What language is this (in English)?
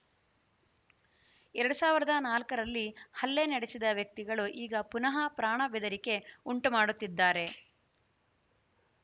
Kannada